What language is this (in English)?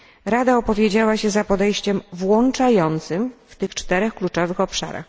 Polish